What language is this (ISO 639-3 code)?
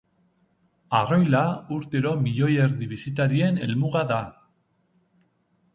eus